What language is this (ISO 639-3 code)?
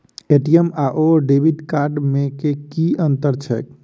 mai